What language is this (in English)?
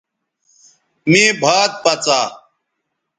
Bateri